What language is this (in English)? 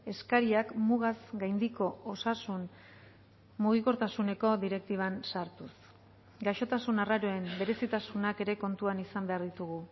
Basque